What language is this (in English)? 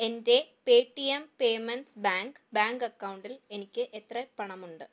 Malayalam